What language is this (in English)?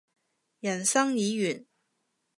Cantonese